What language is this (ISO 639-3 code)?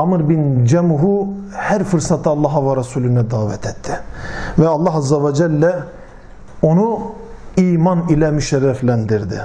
tur